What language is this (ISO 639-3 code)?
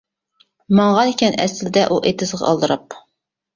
uig